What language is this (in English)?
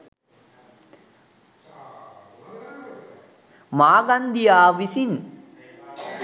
Sinhala